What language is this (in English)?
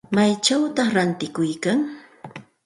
Santa Ana de Tusi Pasco Quechua